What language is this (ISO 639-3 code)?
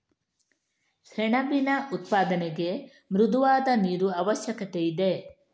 kan